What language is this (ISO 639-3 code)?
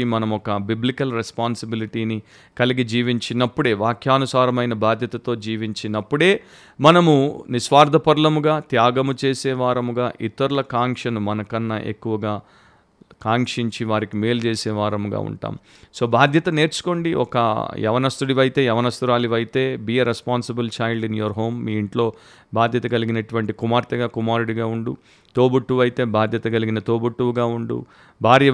tel